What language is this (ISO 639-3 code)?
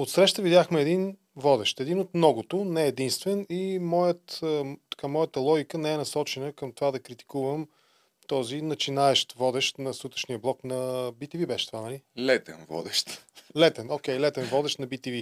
bul